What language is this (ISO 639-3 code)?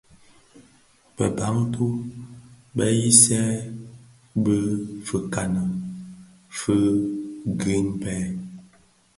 ksf